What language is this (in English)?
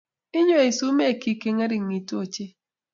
Kalenjin